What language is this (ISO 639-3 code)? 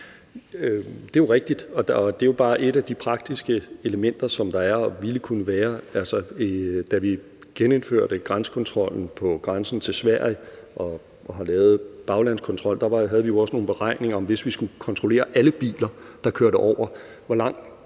dan